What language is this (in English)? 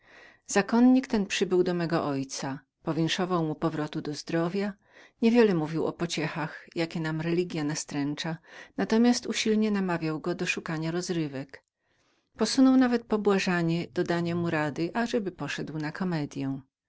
Polish